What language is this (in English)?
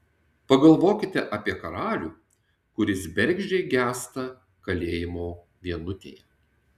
Lithuanian